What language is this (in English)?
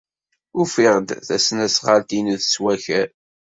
Kabyle